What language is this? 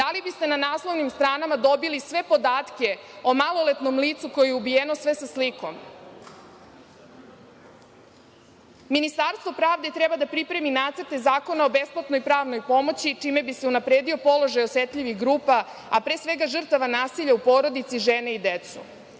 Serbian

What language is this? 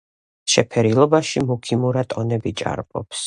Georgian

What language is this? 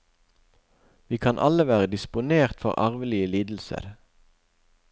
Norwegian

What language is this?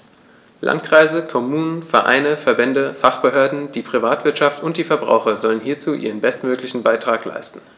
German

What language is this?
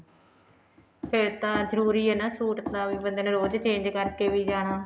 Punjabi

